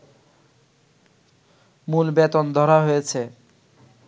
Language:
Bangla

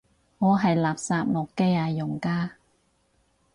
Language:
Cantonese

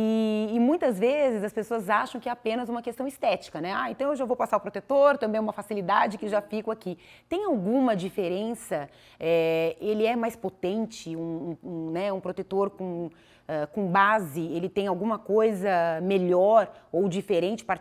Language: Portuguese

